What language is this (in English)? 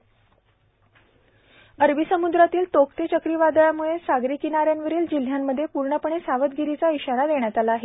Marathi